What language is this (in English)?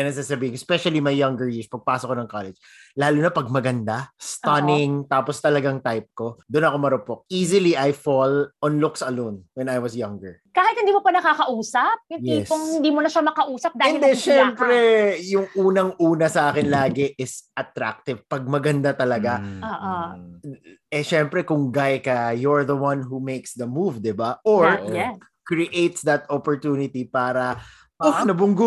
Filipino